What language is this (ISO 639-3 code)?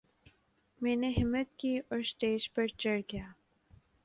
urd